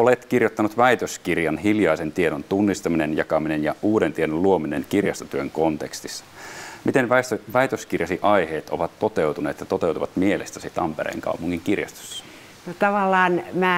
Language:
Finnish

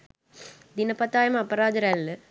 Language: Sinhala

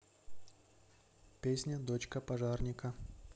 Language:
Russian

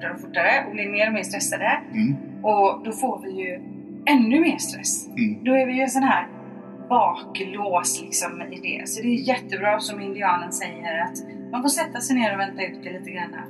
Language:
Swedish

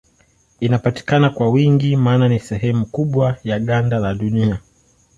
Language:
Swahili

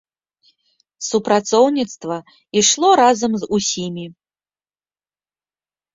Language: Belarusian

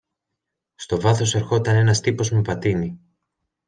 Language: Greek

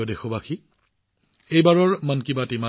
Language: Assamese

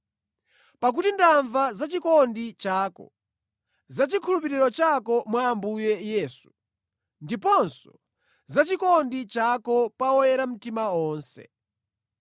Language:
Nyanja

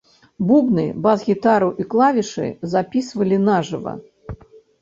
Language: Belarusian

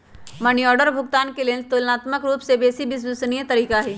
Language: Magahi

